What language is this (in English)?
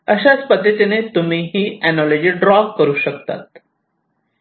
Marathi